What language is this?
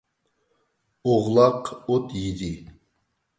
Uyghur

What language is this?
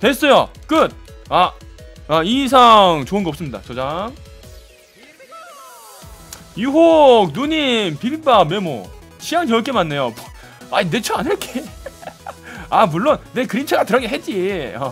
Korean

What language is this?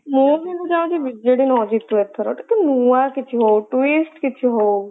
Odia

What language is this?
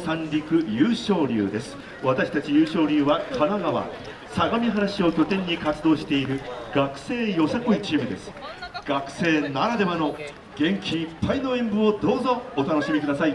Japanese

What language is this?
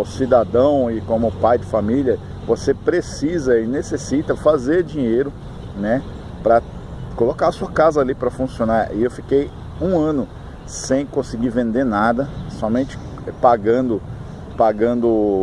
Portuguese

